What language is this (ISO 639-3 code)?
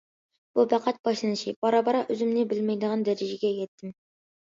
uig